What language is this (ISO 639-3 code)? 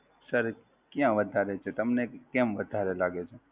guj